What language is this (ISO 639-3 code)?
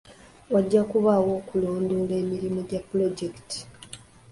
lug